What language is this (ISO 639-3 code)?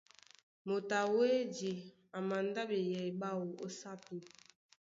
dua